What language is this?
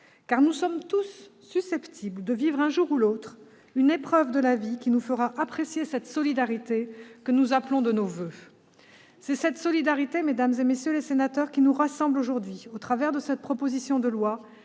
French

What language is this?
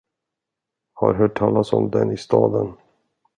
Swedish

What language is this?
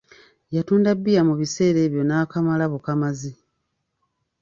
Ganda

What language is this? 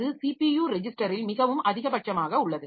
Tamil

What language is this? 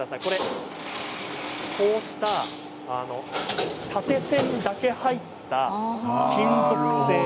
Japanese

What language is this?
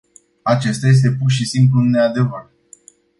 Romanian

